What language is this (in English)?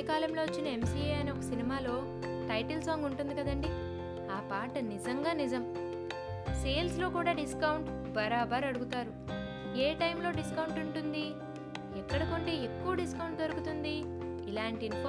Telugu